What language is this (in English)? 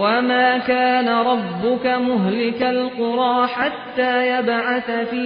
Persian